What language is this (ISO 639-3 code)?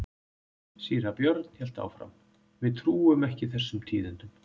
isl